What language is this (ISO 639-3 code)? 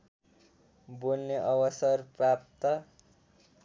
nep